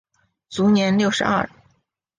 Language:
Chinese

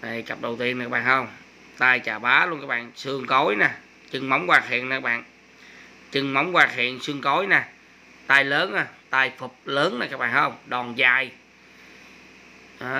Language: Vietnamese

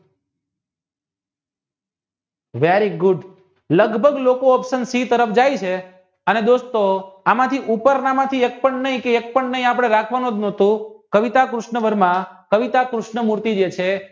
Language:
Gujarati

